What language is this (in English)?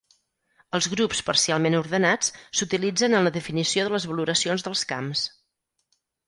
Catalan